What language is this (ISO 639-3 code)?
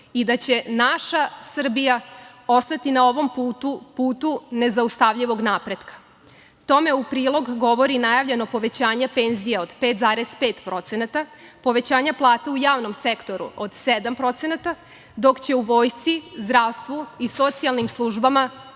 srp